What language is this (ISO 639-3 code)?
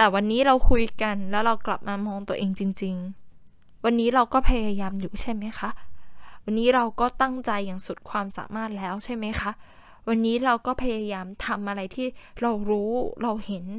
tha